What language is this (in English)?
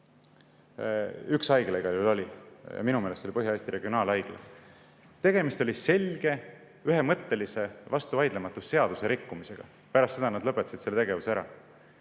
Estonian